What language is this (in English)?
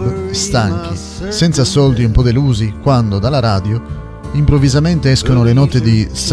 Italian